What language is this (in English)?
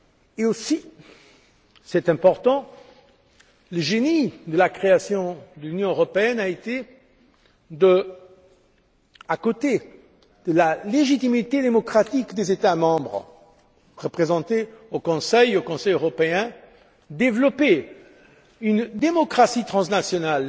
French